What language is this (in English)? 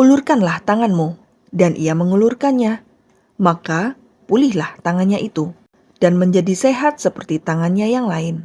Indonesian